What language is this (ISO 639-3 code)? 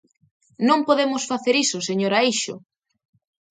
glg